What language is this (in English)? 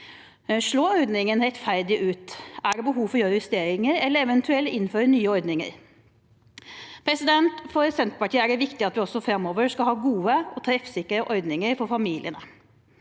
Norwegian